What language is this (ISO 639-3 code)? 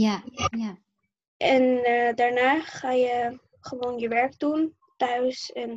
nld